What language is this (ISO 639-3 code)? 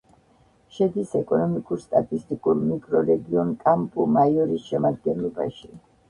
kat